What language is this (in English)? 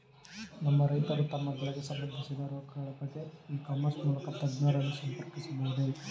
Kannada